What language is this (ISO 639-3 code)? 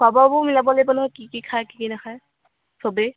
asm